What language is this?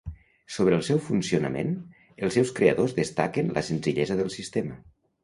Catalan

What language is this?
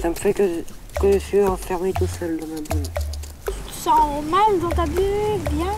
French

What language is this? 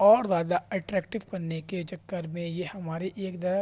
Urdu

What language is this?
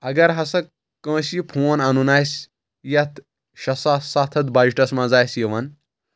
Kashmiri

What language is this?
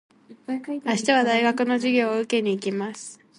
Japanese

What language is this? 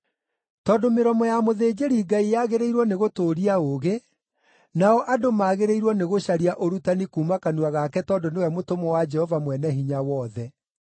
Kikuyu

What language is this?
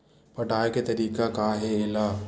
Chhattisgarhi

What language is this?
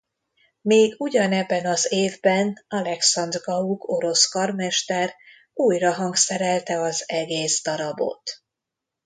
Hungarian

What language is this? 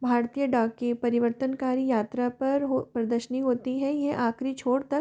Hindi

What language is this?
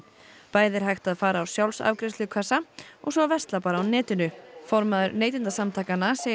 Icelandic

